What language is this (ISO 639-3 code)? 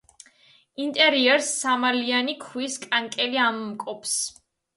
kat